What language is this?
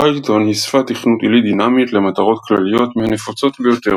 Hebrew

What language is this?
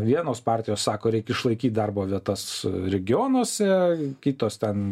Lithuanian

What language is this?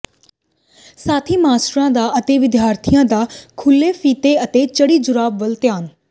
Punjabi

